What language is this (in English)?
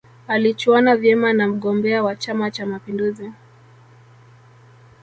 Swahili